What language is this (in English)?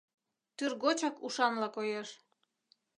Mari